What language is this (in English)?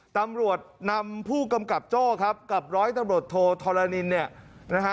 Thai